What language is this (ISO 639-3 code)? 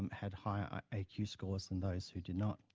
eng